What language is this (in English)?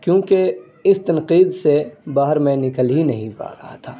Urdu